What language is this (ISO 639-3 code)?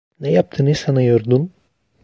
tur